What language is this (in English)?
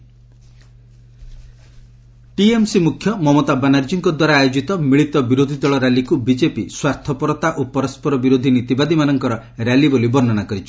Odia